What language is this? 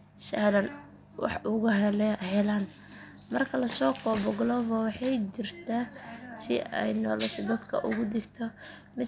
Somali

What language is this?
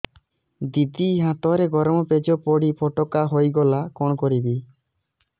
Odia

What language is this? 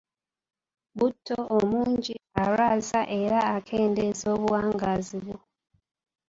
Ganda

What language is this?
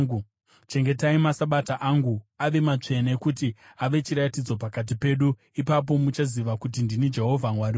Shona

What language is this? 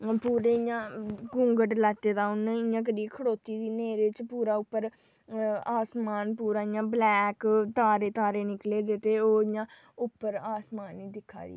Dogri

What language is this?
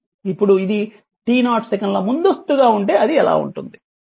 Telugu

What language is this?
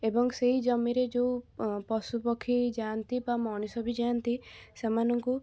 Odia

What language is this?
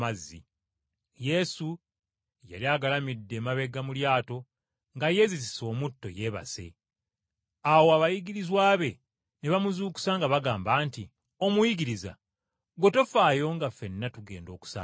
Ganda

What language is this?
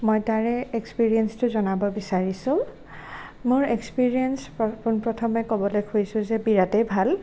Assamese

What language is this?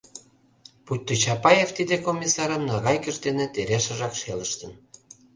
Mari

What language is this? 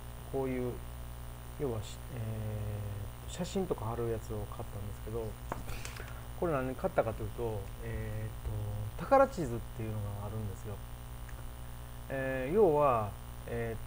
Japanese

